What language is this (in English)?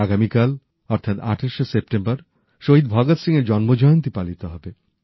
Bangla